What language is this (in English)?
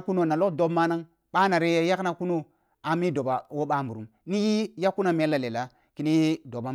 Kulung (Nigeria)